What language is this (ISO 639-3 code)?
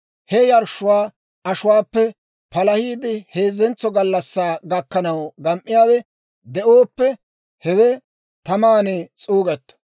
dwr